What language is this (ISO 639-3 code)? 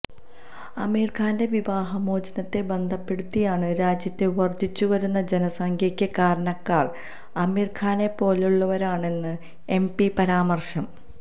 mal